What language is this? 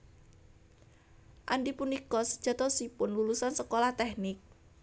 Javanese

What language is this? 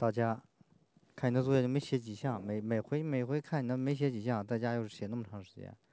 Chinese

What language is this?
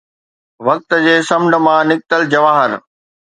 Sindhi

